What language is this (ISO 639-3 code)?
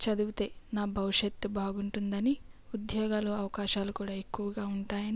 tel